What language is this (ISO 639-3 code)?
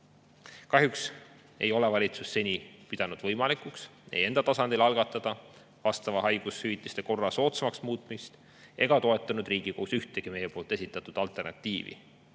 est